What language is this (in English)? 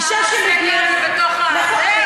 Hebrew